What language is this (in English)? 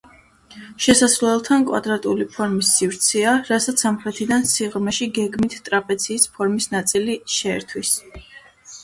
Georgian